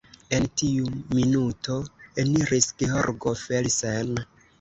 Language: Esperanto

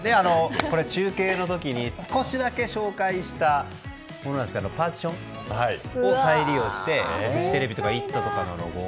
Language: Japanese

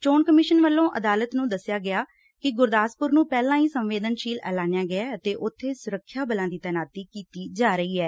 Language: Punjabi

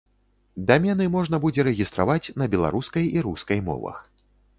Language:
Belarusian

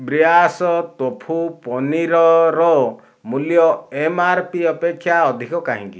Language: Odia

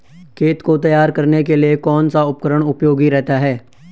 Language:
Hindi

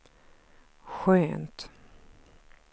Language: Swedish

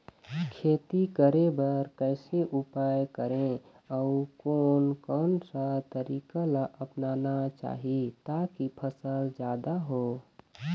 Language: Chhattisgarhi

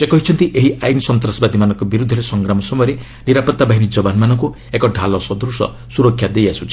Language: Odia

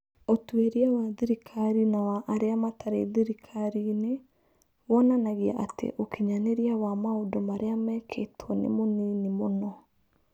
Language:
Kikuyu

